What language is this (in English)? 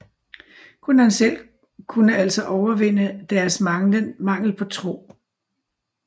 Danish